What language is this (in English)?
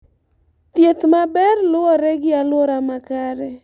Luo (Kenya and Tanzania)